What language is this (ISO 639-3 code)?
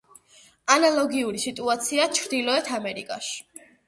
kat